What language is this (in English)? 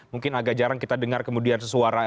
Indonesian